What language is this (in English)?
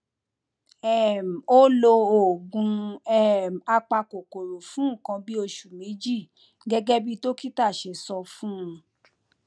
Yoruba